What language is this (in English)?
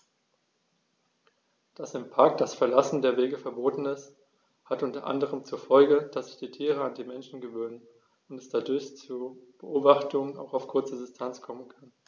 German